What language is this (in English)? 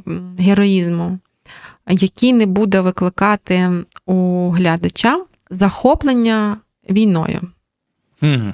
Ukrainian